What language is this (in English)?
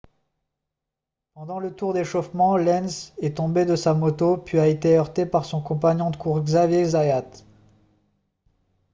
French